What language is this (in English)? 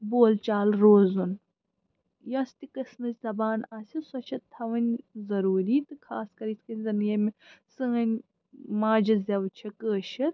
Kashmiri